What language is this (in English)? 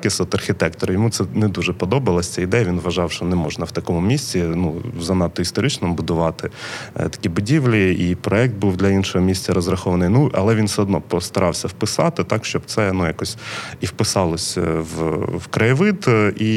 Ukrainian